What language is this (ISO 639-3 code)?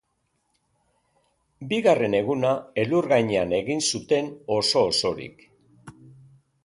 eus